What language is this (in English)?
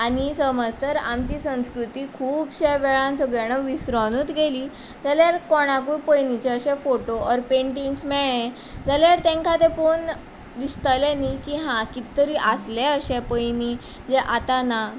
Konkani